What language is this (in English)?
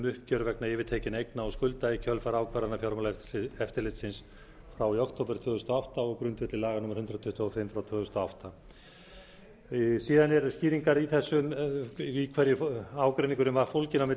Icelandic